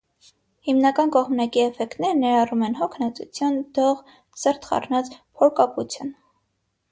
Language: Armenian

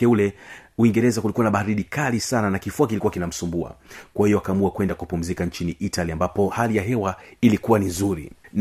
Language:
Swahili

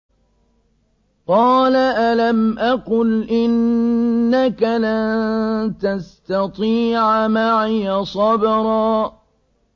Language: Arabic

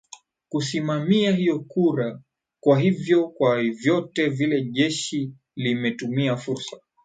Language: Swahili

